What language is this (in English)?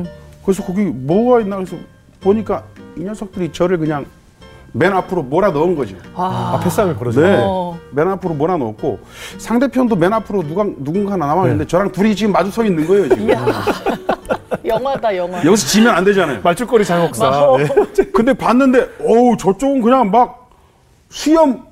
Korean